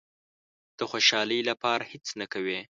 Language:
Pashto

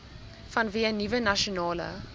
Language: Afrikaans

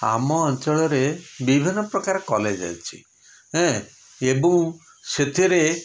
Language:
Odia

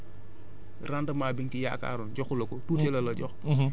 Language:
Wolof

